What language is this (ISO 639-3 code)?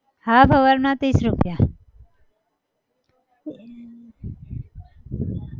guj